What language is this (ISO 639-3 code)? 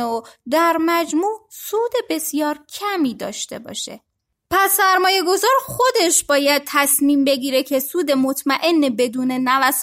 fas